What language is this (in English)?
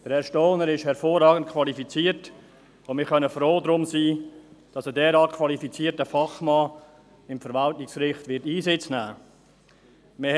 Swiss German